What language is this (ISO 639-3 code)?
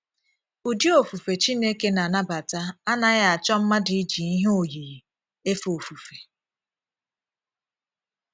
ibo